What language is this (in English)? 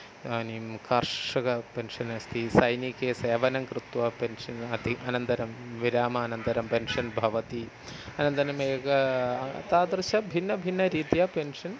Sanskrit